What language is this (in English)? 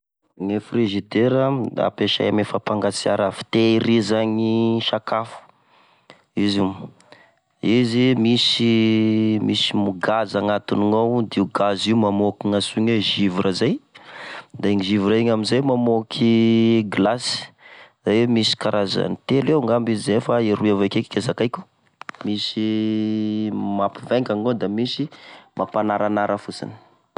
Tesaka Malagasy